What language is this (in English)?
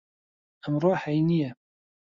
Central Kurdish